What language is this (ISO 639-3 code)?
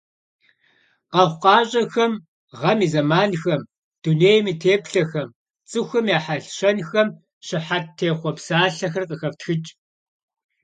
kbd